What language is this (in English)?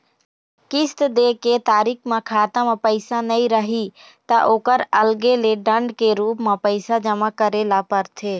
Chhattisgarhi